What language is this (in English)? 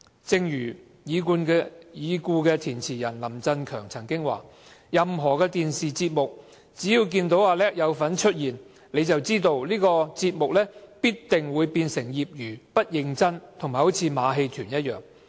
Cantonese